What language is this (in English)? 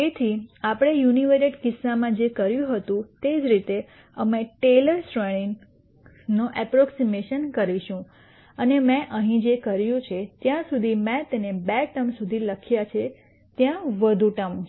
Gujarati